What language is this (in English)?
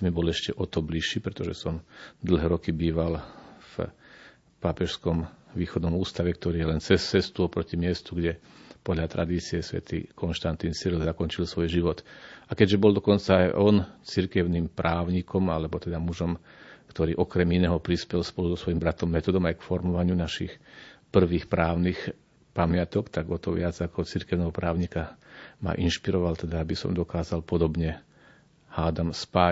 Slovak